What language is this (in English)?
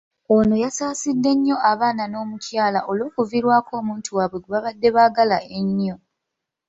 Ganda